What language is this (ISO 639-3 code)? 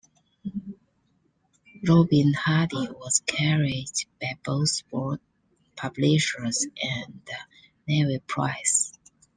eng